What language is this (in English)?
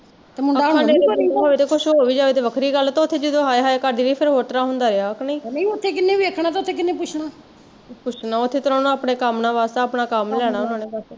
Punjabi